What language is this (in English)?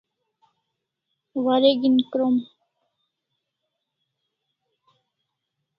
Kalasha